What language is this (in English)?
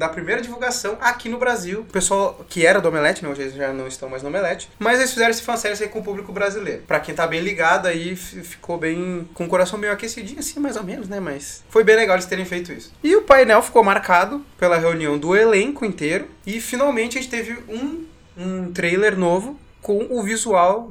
Portuguese